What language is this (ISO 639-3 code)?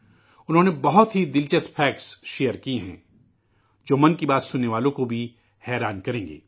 urd